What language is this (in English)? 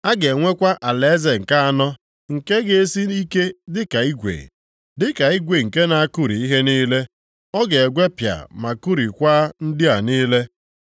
Igbo